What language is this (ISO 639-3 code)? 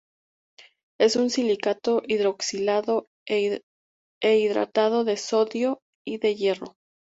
spa